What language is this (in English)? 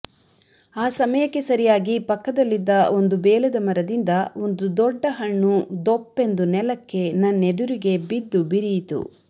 Kannada